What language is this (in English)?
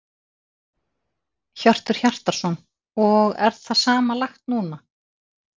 Icelandic